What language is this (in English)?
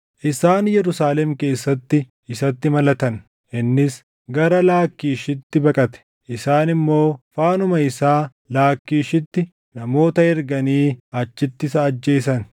Oromo